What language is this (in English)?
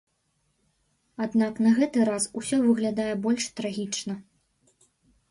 Belarusian